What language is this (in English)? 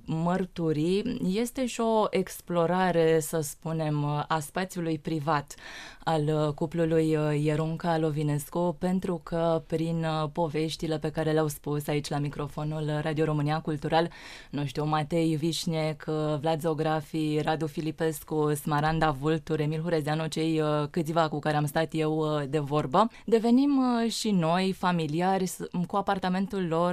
Romanian